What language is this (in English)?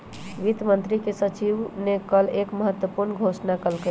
Magahi